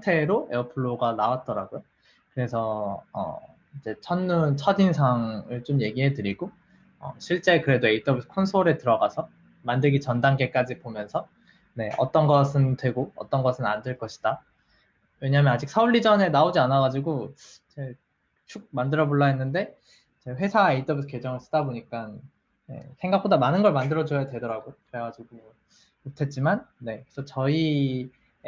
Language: Korean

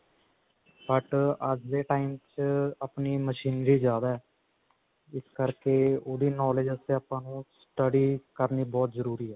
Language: Punjabi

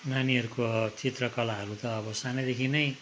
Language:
Nepali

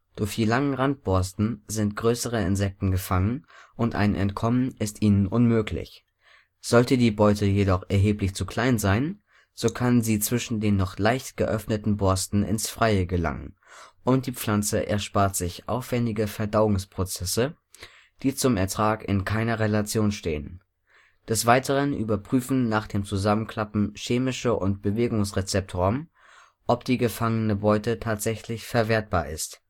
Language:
German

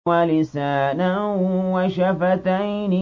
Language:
Arabic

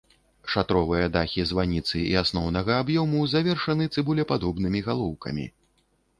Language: Belarusian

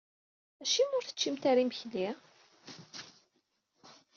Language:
Kabyle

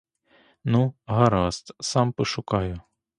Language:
Ukrainian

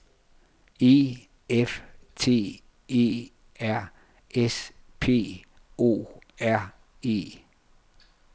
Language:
Danish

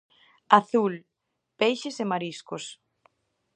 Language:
Galician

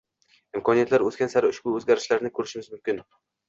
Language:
Uzbek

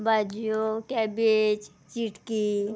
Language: Konkani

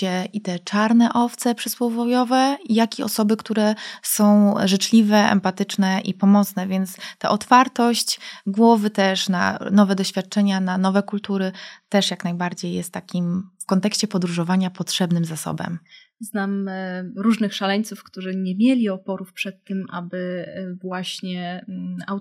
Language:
Polish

